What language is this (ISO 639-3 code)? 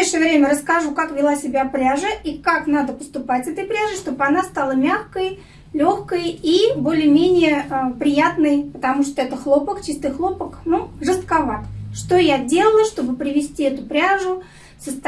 rus